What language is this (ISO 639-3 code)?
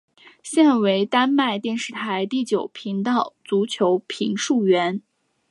zho